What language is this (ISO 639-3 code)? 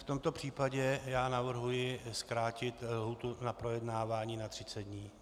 ces